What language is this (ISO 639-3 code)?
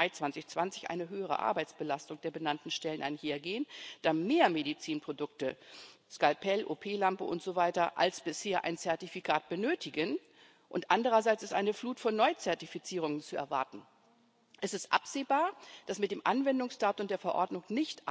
deu